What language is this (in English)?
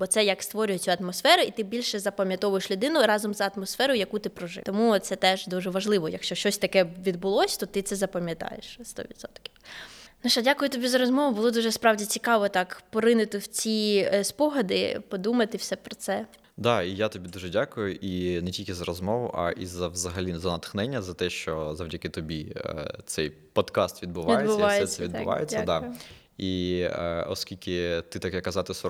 Ukrainian